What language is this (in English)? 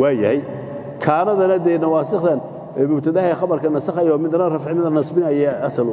Arabic